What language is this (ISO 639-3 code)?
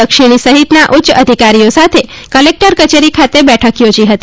guj